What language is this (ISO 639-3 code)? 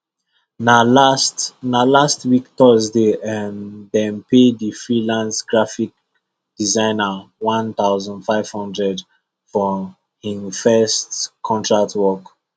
pcm